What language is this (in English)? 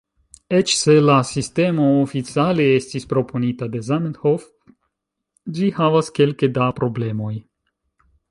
Esperanto